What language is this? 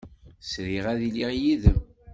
Kabyle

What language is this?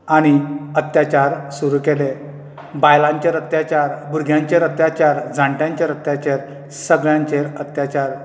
Konkani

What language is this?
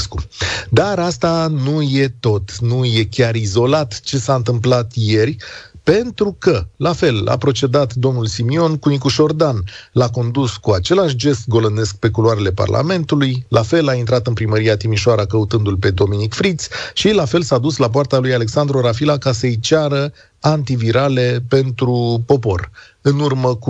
Romanian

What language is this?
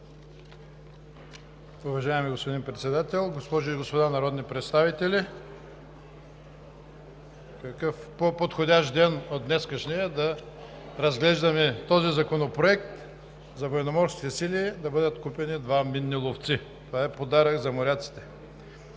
Bulgarian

